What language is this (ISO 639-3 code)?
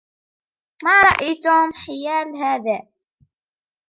ara